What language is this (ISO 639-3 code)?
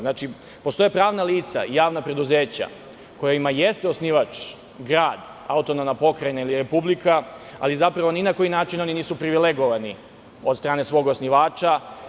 srp